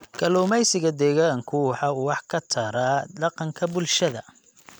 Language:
Somali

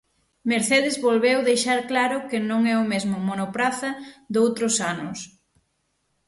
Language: Galician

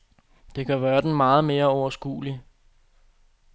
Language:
Danish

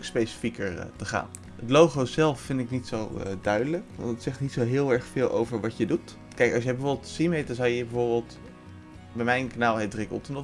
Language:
Dutch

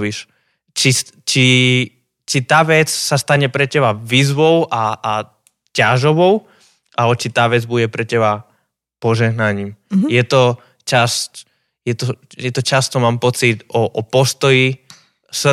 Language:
Slovak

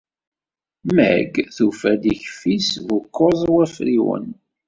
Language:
Kabyle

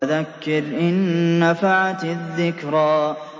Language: Arabic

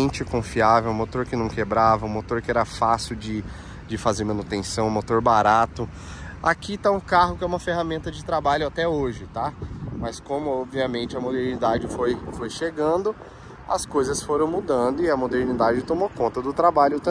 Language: Portuguese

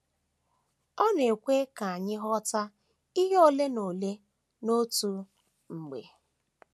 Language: Igbo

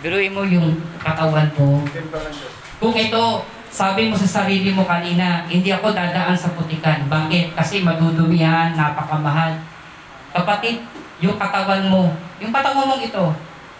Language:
Filipino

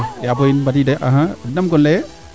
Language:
Serer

